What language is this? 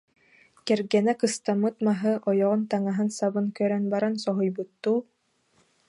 Yakut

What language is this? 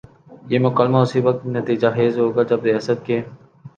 Urdu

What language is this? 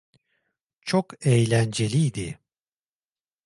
Turkish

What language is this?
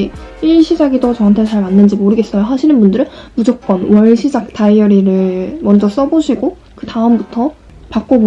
Korean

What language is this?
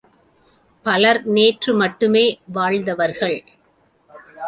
Tamil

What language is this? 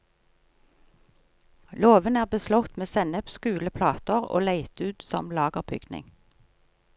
Norwegian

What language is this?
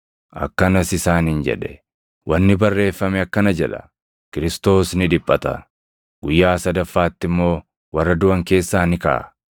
Oromo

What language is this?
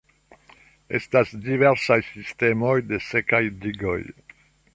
Esperanto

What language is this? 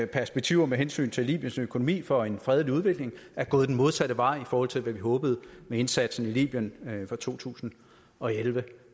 Danish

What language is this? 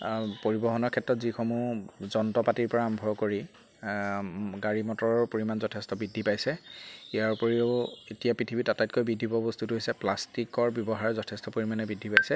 Assamese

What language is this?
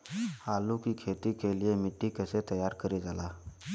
Bhojpuri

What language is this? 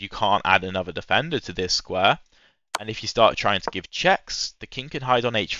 English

